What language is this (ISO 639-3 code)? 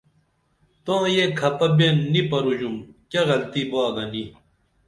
dml